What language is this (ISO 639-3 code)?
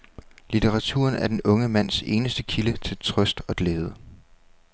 dan